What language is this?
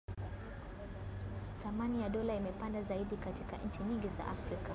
Swahili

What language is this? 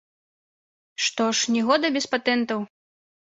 Belarusian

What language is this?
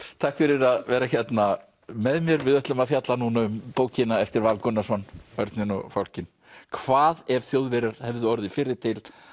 Icelandic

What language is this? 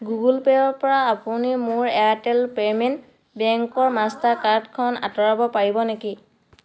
Assamese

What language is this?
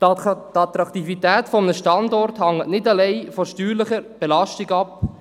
Swiss German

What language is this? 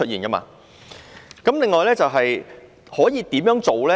Cantonese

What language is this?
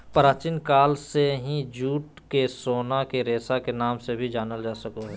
Magahi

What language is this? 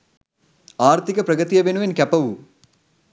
Sinhala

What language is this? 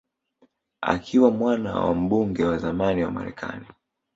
Swahili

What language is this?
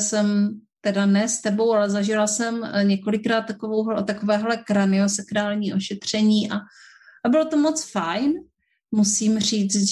Czech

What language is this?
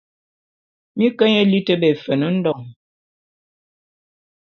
Bulu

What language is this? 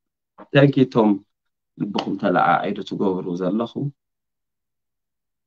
Arabic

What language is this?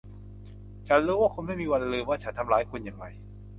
Thai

